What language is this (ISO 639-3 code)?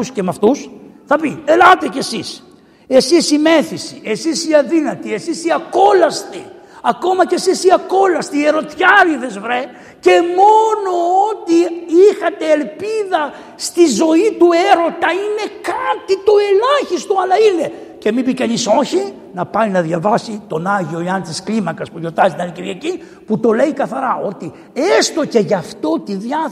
ell